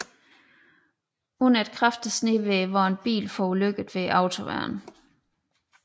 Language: Danish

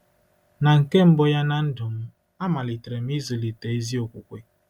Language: Igbo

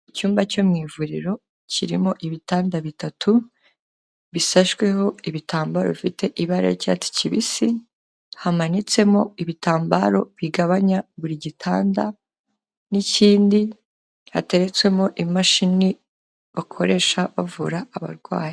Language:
Kinyarwanda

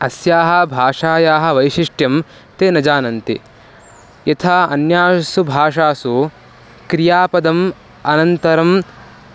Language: Sanskrit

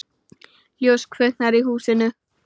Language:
Icelandic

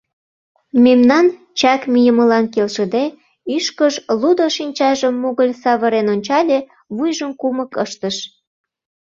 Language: Mari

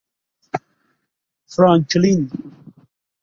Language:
Persian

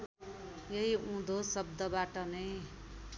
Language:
Nepali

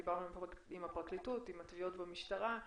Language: Hebrew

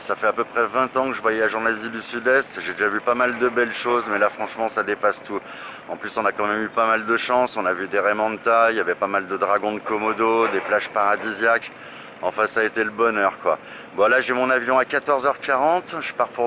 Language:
French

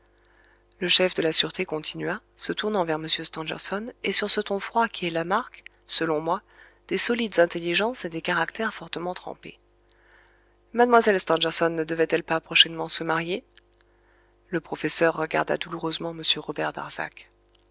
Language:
French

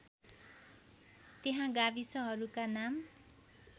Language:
Nepali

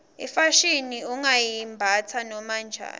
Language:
Swati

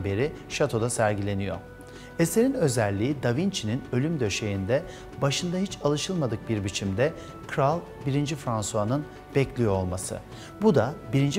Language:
Turkish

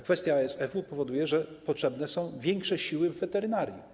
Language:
Polish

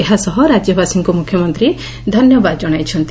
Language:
Odia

